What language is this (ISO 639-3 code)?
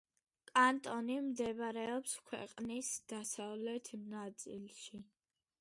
kat